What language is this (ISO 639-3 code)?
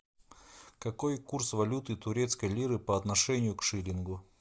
rus